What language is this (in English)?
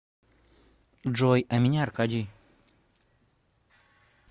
Russian